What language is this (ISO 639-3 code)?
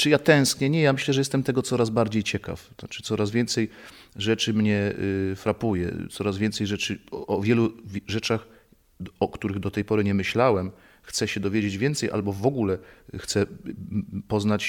pol